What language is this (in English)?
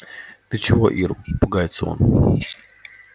Russian